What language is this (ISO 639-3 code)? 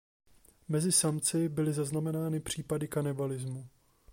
ces